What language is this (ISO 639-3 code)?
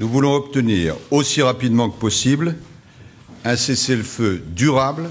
fra